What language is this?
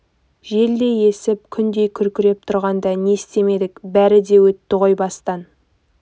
Kazakh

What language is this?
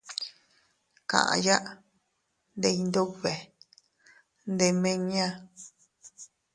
Teutila Cuicatec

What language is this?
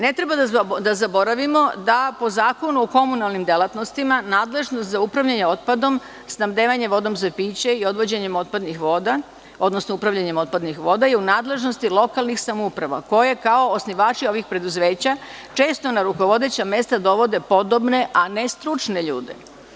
Serbian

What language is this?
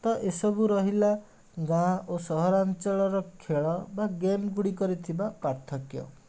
Odia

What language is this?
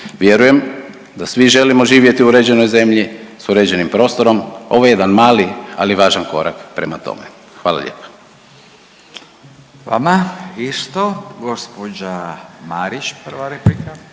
Croatian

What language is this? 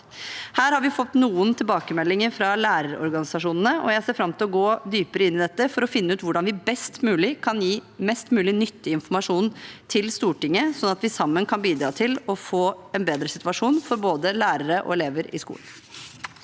Norwegian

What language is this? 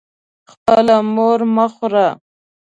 Pashto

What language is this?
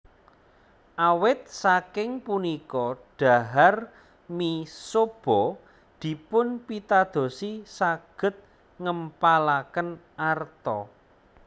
Javanese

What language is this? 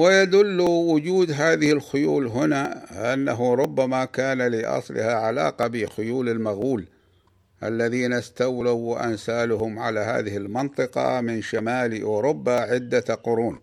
Arabic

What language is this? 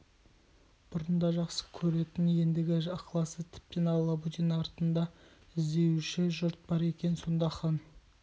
Kazakh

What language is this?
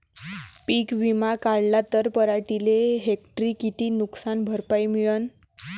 Marathi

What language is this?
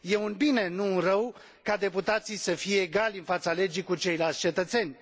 Romanian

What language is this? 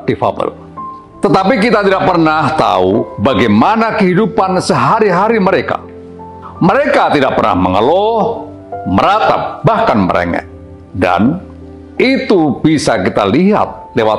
Indonesian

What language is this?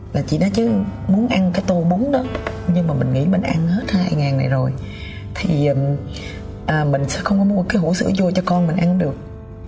Vietnamese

